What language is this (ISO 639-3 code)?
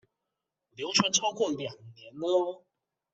zho